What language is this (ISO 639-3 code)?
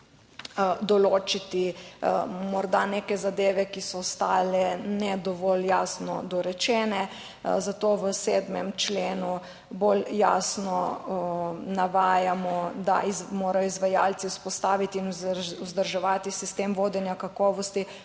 slv